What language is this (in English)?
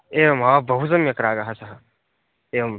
Sanskrit